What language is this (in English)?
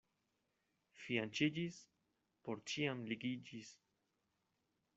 Esperanto